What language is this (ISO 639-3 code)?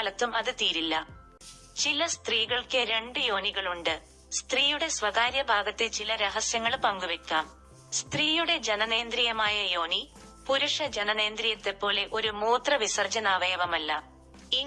mal